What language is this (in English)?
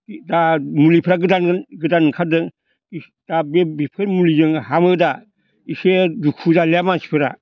Bodo